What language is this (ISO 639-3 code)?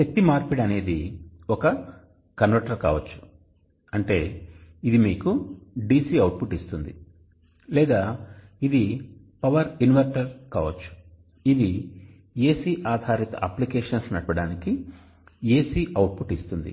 tel